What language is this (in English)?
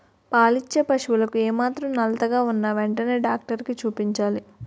Telugu